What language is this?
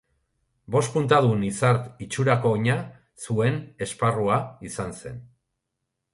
Basque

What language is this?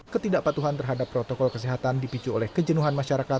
Indonesian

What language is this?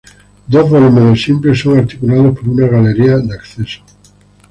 Spanish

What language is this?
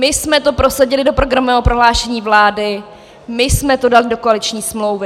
Czech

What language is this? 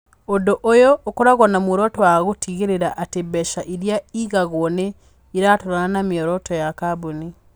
Kikuyu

